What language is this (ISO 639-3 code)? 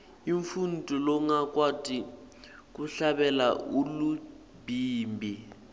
ssw